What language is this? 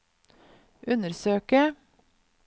Norwegian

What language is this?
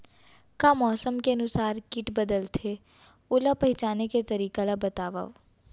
Chhattisgarhi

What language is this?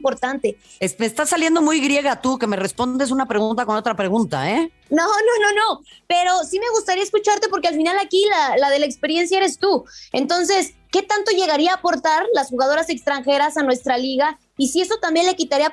Spanish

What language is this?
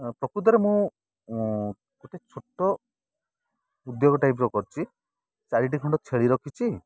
Odia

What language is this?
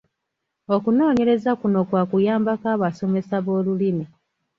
Ganda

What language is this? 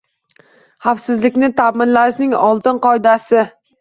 Uzbek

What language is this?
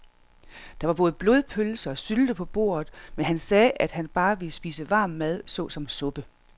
Danish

